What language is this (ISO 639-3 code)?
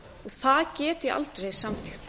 isl